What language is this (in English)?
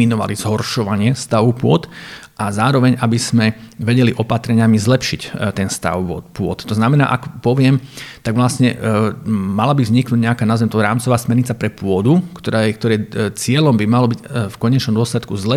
Slovak